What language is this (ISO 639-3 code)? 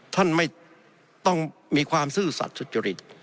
tha